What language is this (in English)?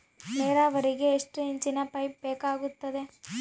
Kannada